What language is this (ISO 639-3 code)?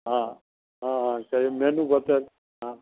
mai